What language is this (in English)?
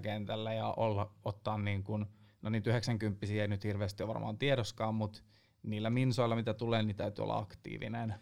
Finnish